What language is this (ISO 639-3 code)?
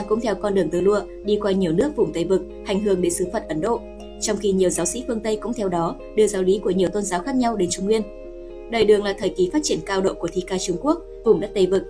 vie